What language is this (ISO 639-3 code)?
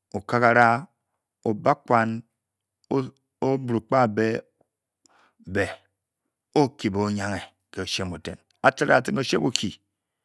bky